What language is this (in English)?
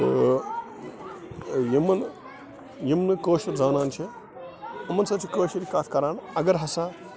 Kashmiri